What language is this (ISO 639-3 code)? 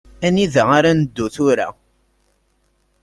kab